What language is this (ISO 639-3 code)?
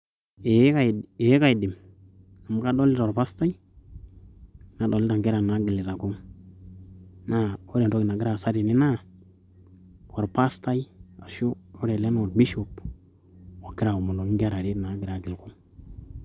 mas